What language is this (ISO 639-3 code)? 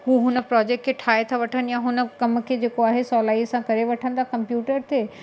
snd